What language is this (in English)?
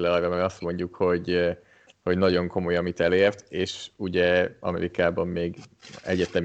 Hungarian